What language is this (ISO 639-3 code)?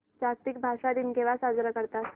mar